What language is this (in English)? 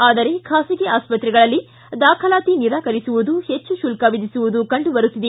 Kannada